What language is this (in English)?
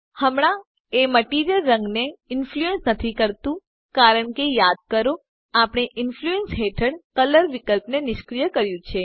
Gujarati